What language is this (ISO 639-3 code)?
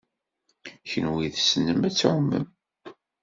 kab